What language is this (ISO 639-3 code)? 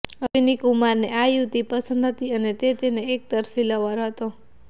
guj